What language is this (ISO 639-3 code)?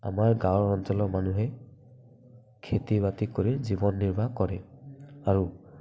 asm